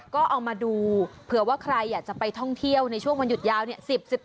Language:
Thai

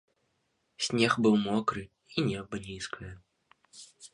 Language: Belarusian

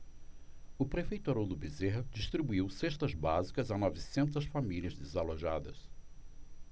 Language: Portuguese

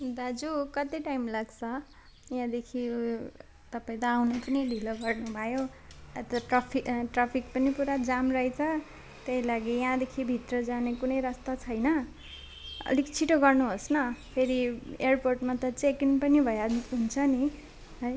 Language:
Nepali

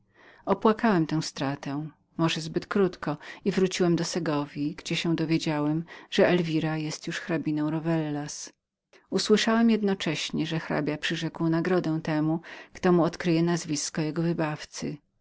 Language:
Polish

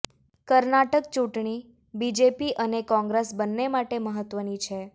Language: Gujarati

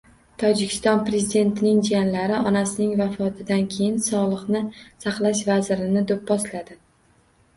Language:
Uzbek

